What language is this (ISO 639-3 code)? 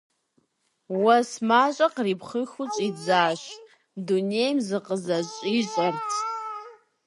kbd